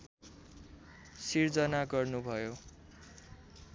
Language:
Nepali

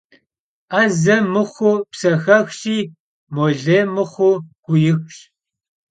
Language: Kabardian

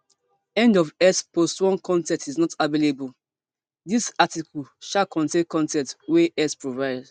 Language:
Nigerian Pidgin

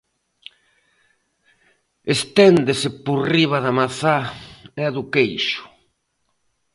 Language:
Galician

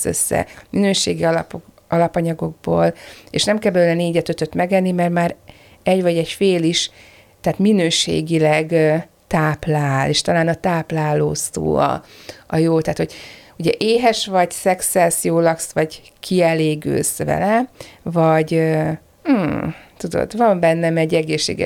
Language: Hungarian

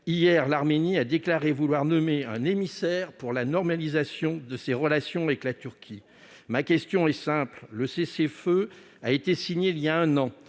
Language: French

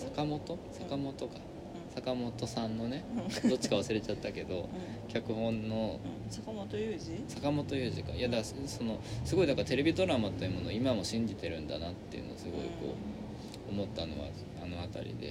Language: Japanese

